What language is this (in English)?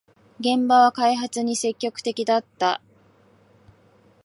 Japanese